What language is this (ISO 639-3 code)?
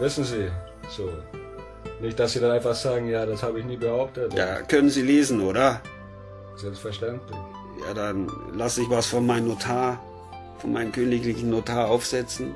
deu